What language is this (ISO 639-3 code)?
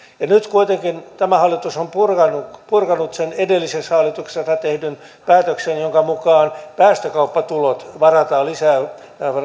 fin